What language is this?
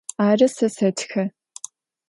Adyghe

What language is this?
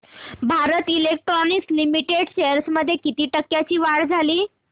Marathi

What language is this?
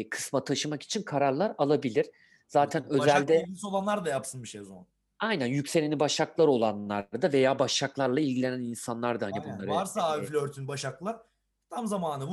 Turkish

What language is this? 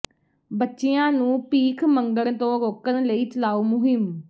Punjabi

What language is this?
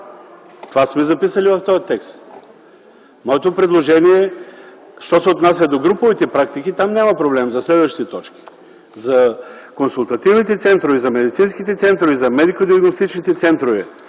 Bulgarian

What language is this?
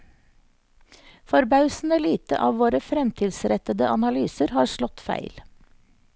Norwegian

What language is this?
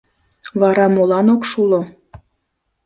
Mari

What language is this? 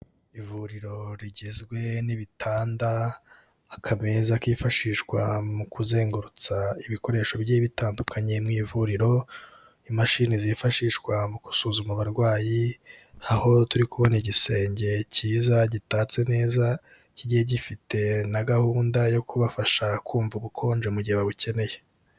Kinyarwanda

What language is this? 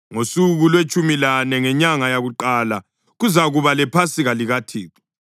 North Ndebele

